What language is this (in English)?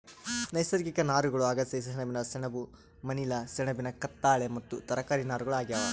Kannada